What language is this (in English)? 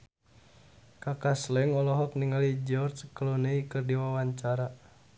Sundanese